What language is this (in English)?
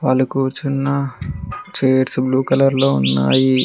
Telugu